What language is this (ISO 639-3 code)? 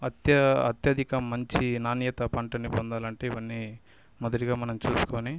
tel